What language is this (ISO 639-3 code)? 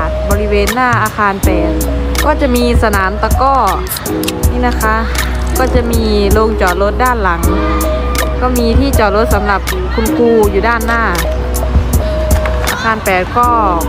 tha